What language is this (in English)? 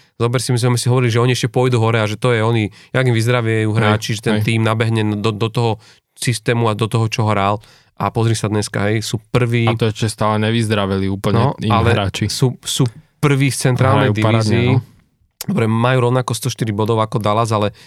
Slovak